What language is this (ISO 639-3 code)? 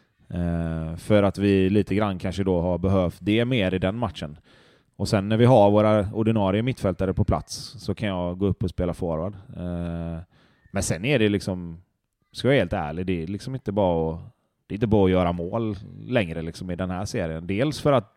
swe